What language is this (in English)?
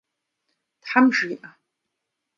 Kabardian